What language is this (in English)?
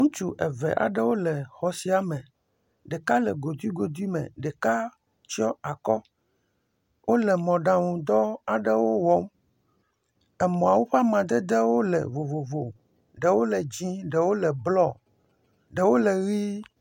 Ewe